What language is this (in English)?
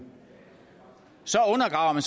Danish